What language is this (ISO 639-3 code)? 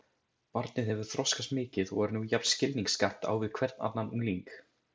isl